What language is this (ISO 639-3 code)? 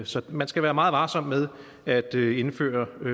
dan